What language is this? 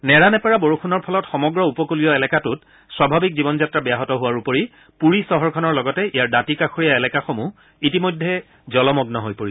Assamese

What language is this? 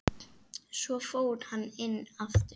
Icelandic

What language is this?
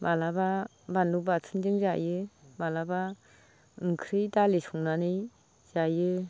Bodo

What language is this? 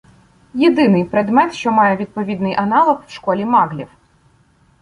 Ukrainian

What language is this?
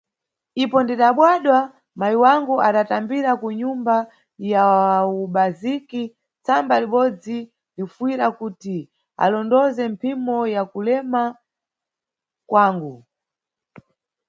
Nyungwe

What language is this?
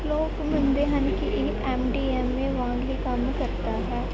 Punjabi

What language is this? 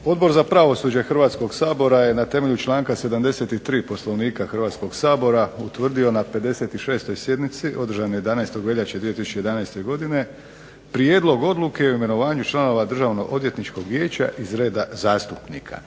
Croatian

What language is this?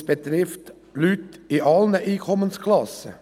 Swiss German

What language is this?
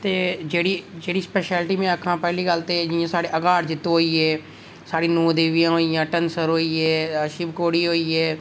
Dogri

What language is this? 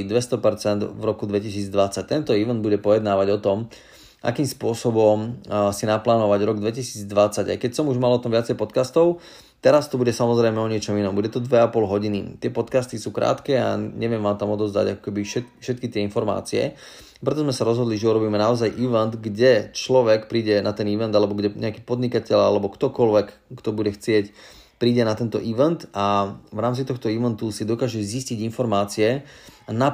Slovak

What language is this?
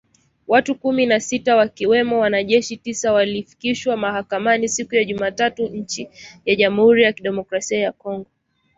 Swahili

